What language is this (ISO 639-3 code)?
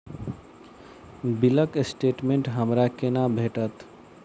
mai